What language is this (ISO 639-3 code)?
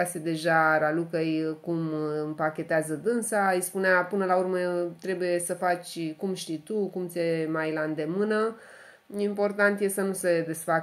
ron